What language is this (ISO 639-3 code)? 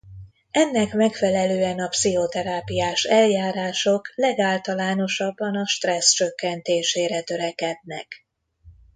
hun